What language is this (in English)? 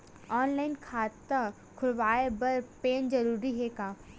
Chhattisgarhi